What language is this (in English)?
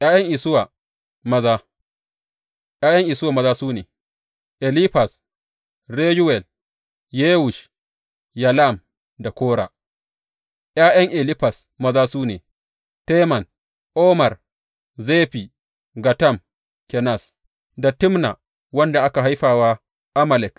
Hausa